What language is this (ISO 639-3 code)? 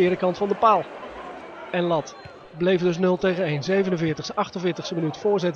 nld